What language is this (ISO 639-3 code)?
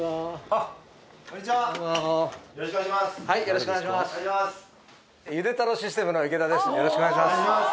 jpn